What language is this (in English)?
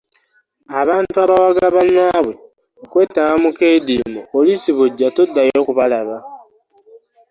Ganda